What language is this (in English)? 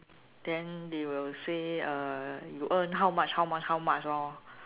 English